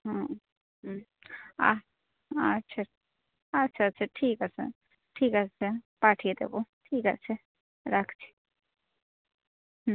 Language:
Bangla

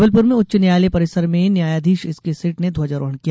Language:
Hindi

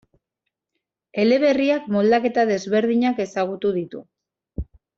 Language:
Basque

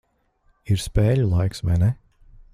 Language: Latvian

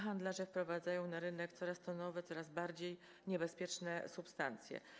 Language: Polish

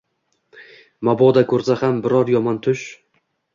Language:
Uzbek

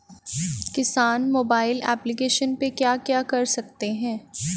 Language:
Hindi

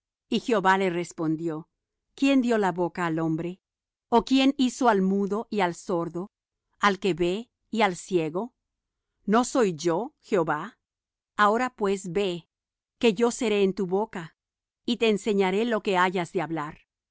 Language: Spanish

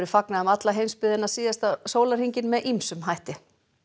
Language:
Icelandic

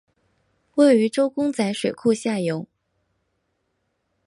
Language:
Chinese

